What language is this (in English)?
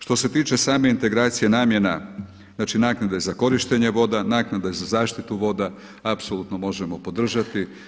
Croatian